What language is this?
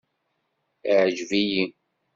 Kabyle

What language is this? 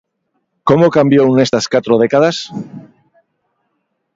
Galician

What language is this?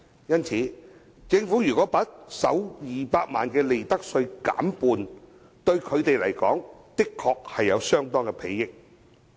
Cantonese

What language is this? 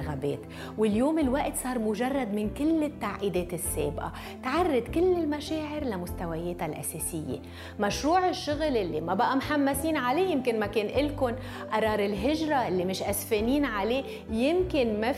Arabic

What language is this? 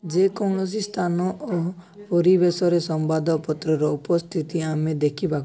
Odia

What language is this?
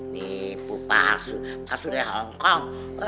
Indonesian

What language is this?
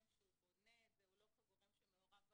Hebrew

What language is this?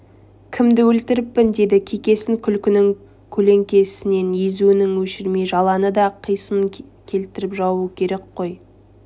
Kazakh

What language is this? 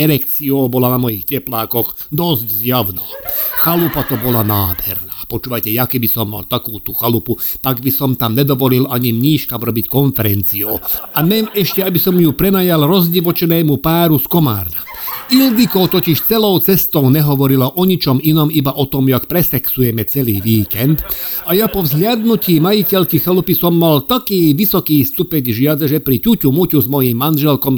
Slovak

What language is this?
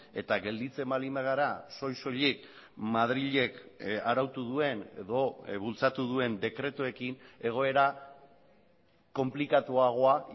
Basque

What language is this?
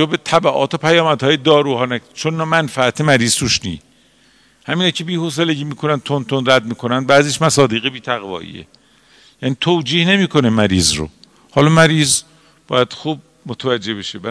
Persian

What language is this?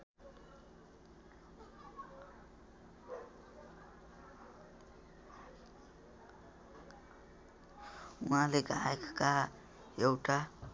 Nepali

